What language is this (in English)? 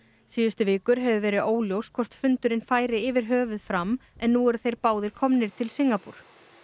Icelandic